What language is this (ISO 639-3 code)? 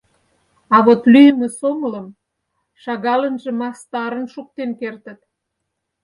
chm